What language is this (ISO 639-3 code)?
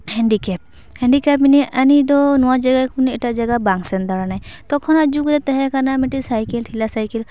sat